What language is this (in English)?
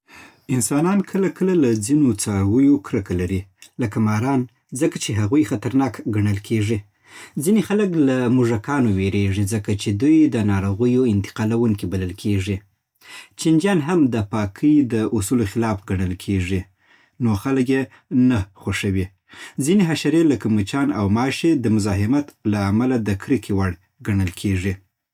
Southern Pashto